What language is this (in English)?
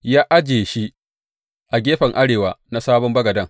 Hausa